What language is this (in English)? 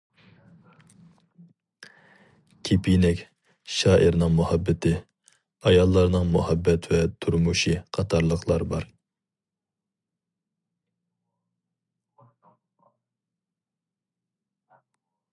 Uyghur